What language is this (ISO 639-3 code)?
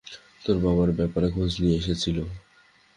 ben